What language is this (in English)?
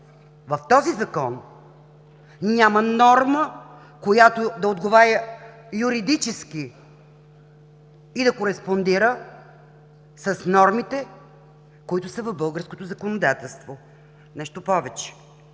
Bulgarian